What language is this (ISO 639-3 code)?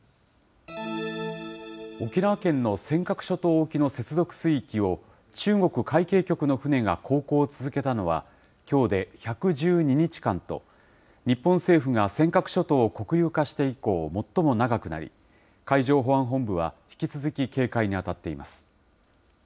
jpn